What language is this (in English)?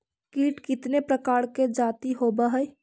Magahi